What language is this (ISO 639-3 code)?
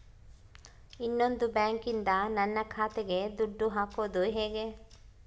kan